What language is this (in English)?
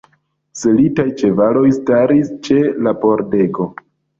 Esperanto